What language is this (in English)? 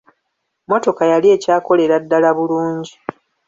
Ganda